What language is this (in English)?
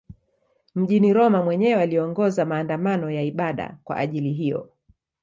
Swahili